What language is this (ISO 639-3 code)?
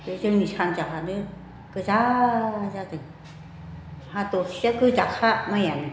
brx